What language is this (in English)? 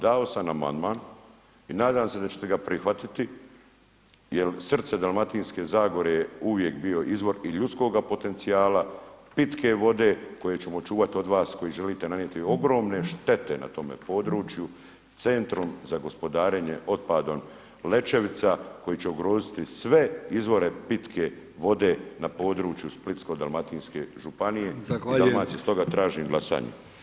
Croatian